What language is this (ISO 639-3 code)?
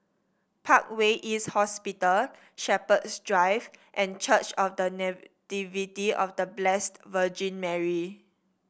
eng